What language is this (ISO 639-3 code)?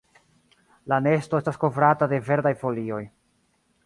epo